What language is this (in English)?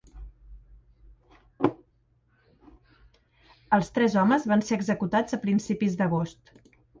Catalan